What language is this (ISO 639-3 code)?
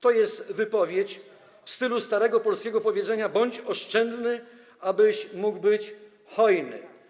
pol